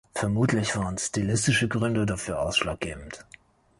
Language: German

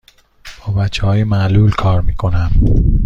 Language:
Persian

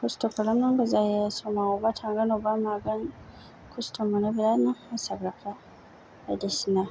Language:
Bodo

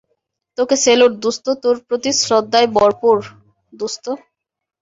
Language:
Bangla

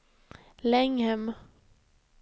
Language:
Swedish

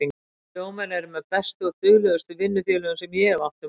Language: Icelandic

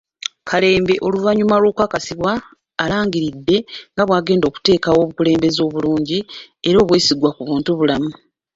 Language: Ganda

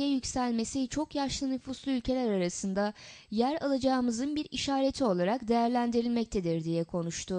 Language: Turkish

